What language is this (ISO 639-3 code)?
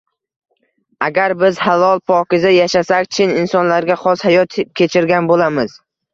uzb